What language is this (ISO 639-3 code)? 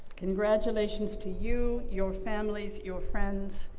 eng